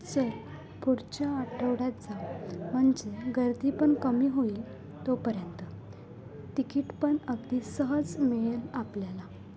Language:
Marathi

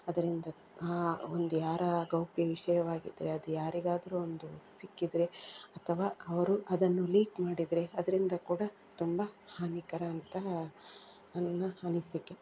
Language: Kannada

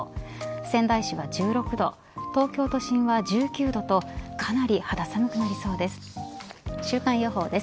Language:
Japanese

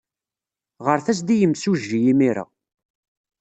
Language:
Kabyle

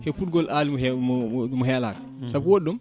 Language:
Fula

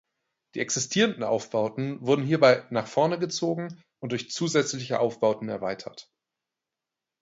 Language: German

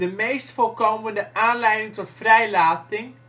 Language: Dutch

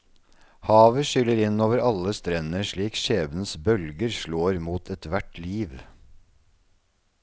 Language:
Norwegian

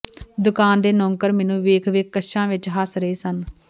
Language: Punjabi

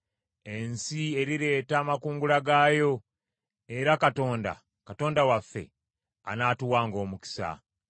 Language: Ganda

